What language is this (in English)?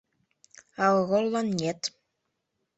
Mari